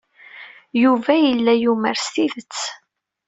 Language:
Kabyle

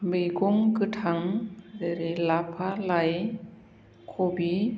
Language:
Bodo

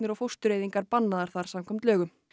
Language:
Icelandic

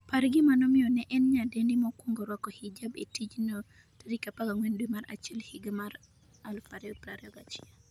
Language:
Luo (Kenya and Tanzania)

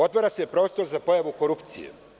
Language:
Serbian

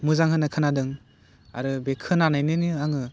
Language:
Bodo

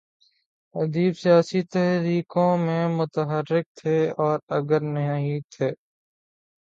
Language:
Urdu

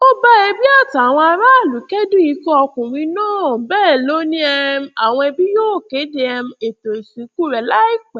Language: Yoruba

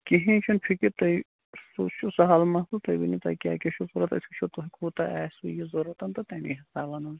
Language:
Kashmiri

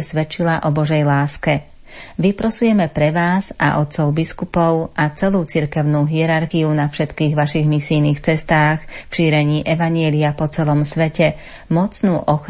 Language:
Slovak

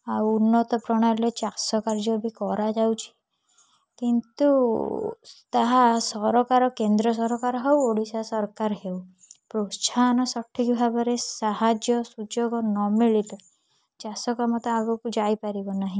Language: Odia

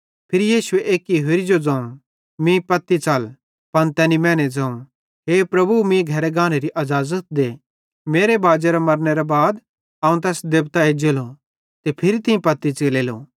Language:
Bhadrawahi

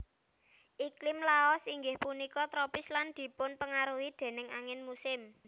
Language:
Javanese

